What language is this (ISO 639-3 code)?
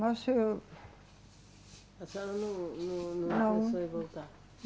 por